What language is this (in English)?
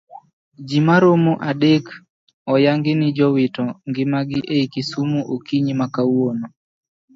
Luo (Kenya and Tanzania)